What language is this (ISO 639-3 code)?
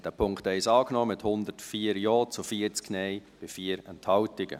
gsw